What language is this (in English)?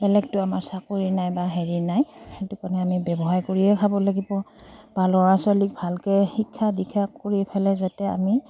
Assamese